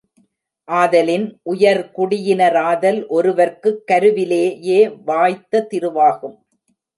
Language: Tamil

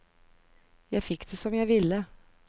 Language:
Norwegian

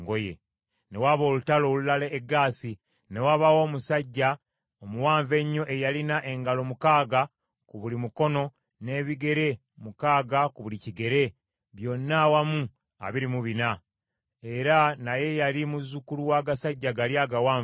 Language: Ganda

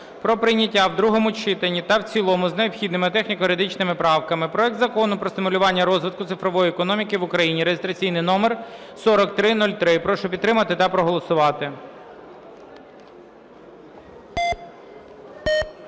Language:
Ukrainian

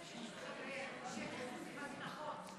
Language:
Hebrew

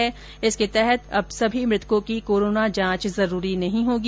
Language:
Hindi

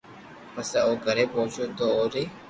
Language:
Loarki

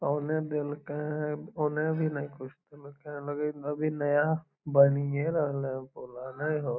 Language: Magahi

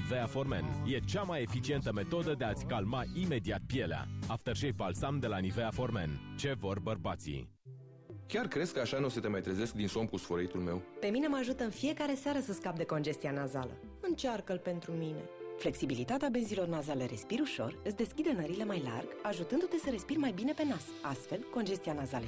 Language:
Romanian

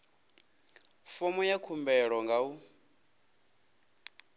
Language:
Venda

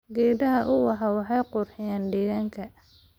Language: Somali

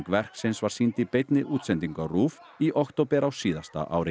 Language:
Icelandic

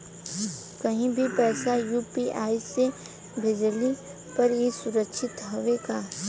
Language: Bhojpuri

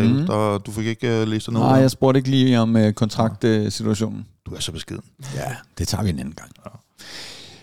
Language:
Danish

